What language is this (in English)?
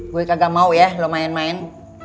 Indonesian